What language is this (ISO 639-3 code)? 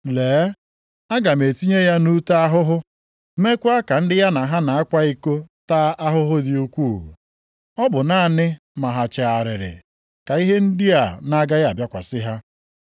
ibo